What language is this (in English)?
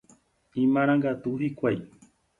Guarani